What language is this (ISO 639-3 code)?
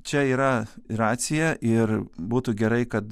lit